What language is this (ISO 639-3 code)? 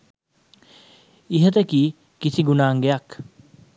sin